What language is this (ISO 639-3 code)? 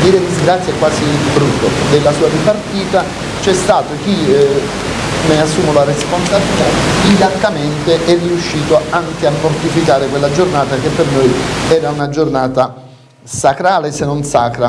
ita